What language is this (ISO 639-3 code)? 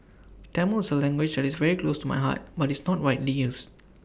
eng